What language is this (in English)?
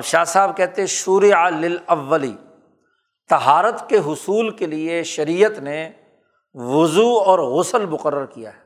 Urdu